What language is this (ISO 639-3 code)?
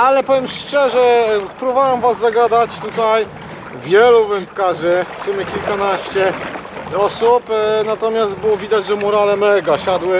pol